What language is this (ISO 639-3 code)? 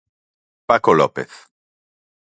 glg